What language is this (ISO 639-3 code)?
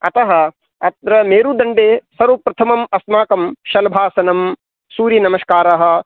san